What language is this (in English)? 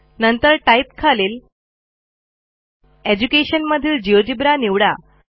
Marathi